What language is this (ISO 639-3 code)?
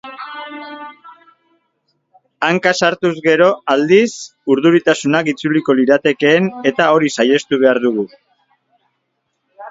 eus